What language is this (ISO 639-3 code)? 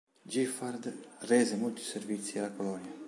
ita